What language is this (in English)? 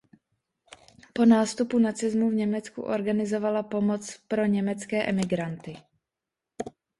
Czech